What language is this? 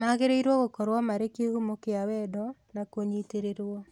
Kikuyu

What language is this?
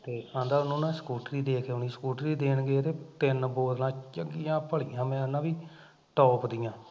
Punjabi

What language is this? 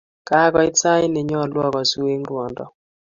Kalenjin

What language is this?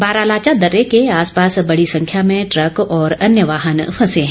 Hindi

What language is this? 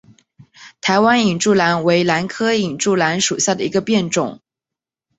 Chinese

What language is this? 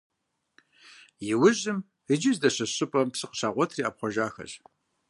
Kabardian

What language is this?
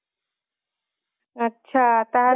Odia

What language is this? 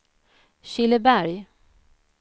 Swedish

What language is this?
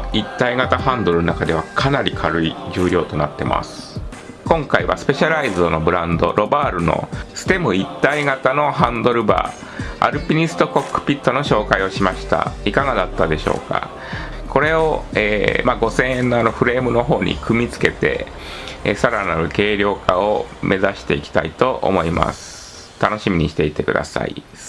Japanese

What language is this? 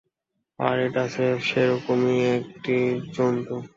Bangla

